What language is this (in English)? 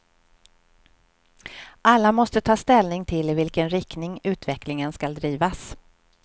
Swedish